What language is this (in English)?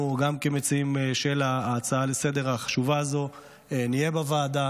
Hebrew